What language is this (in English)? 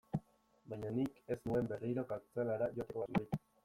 Basque